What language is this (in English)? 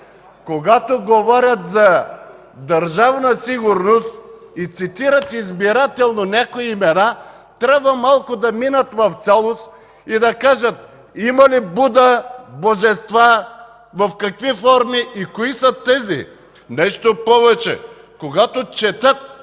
Bulgarian